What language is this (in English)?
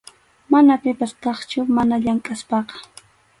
Arequipa-La Unión Quechua